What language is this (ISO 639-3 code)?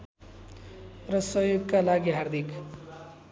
nep